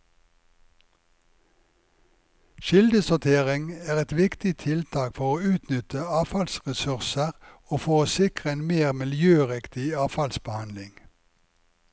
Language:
Norwegian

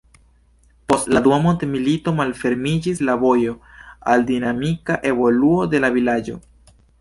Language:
Esperanto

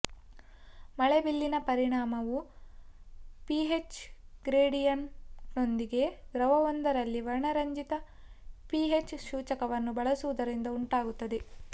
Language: Kannada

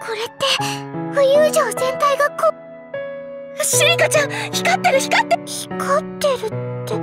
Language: Japanese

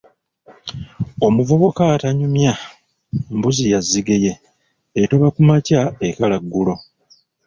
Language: Ganda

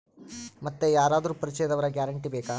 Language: Kannada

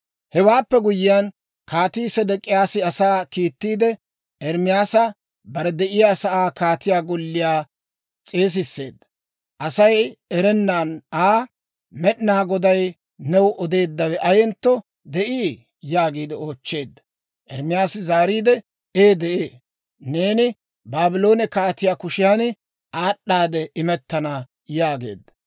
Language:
Dawro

